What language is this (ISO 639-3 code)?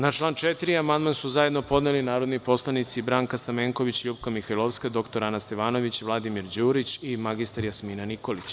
srp